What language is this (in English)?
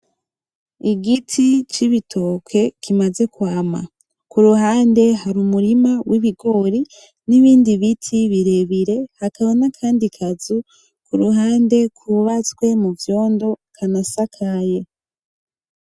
Rundi